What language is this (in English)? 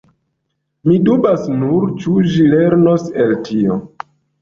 Esperanto